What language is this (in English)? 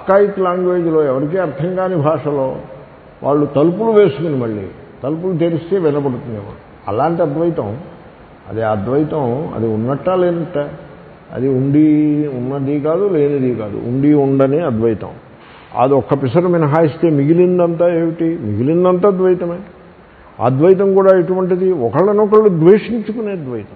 Telugu